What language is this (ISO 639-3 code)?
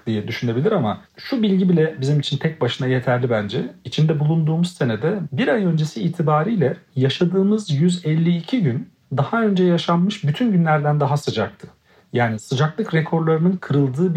tur